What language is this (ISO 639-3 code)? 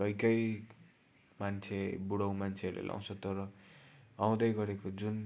nep